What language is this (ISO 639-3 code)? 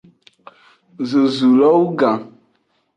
ajg